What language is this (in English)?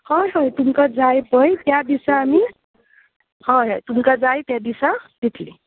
Konkani